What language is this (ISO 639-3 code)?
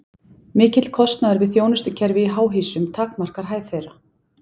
isl